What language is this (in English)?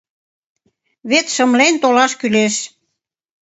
Mari